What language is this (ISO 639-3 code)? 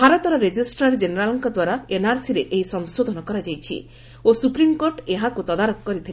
ori